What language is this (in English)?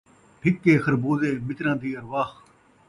Saraiki